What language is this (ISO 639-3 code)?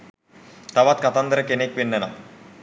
sin